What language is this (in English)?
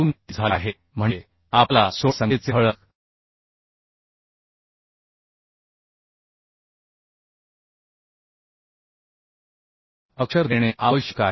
Marathi